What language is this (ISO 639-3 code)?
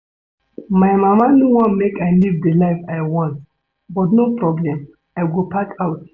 pcm